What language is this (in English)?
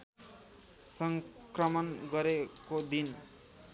Nepali